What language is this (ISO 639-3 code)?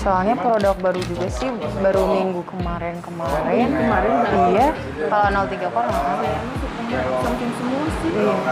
ind